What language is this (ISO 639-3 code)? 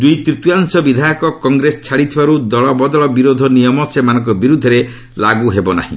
ori